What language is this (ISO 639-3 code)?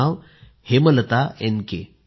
mar